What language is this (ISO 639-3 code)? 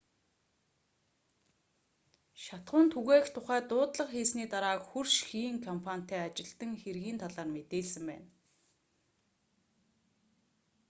mon